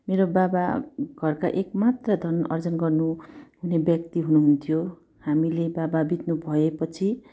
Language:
Nepali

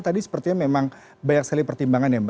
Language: Indonesian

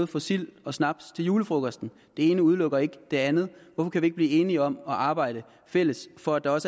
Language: Danish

